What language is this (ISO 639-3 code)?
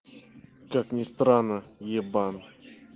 rus